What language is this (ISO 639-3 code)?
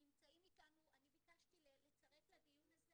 heb